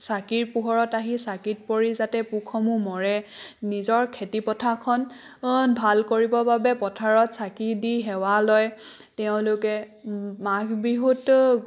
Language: Assamese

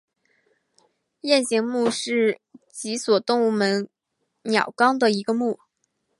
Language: Chinese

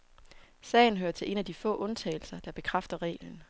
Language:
Danish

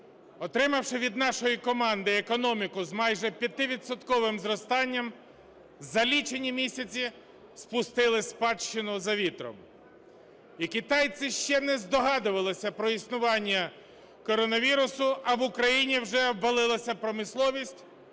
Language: Ukrainian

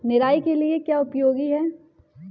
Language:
Hindi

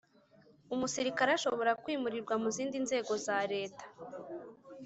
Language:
Kinyarwanda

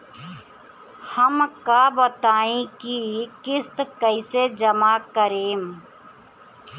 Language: Bhojpuri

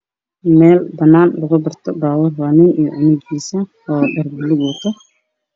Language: Somali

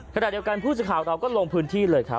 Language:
Thai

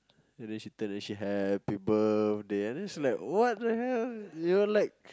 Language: English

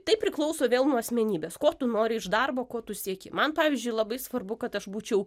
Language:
Lithuanian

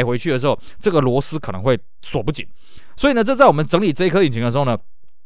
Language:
Chinese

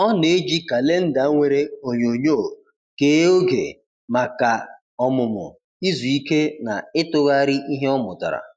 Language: Igbo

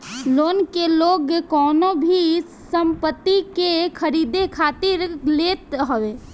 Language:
Bhojpuri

